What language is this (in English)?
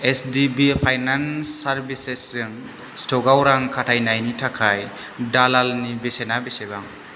Bodo